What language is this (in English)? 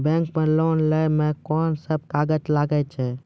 Maithili